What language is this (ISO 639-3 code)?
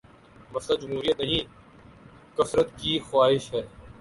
urd